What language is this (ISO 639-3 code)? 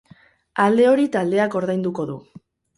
eus